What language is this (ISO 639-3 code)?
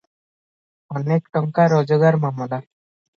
ori